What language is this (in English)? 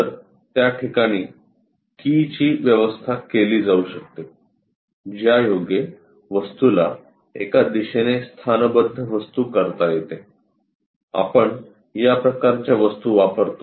Marathi